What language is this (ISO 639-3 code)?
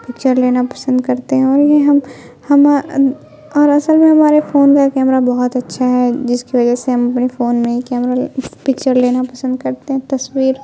urd